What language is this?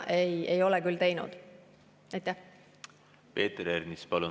Estonian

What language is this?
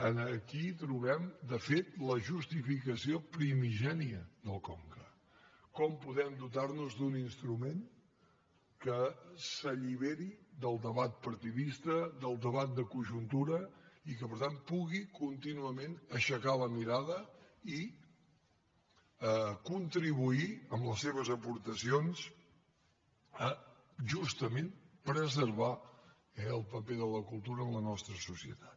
Catalan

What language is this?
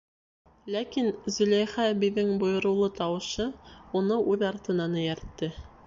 Bashkir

